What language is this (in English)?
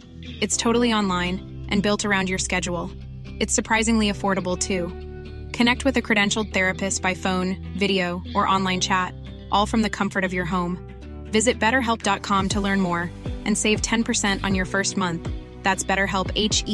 Filipino